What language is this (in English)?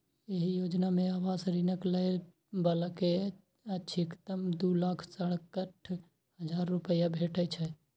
Maithili